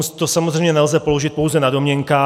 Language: Czech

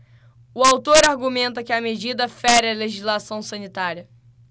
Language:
Portuguese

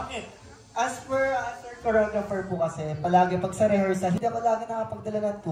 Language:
Filipino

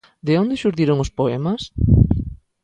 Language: Galician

